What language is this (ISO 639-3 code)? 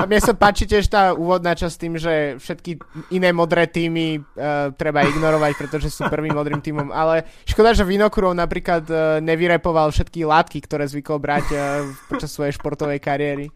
slk